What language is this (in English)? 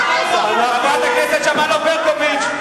Hebrew